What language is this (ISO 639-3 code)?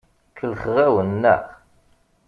kab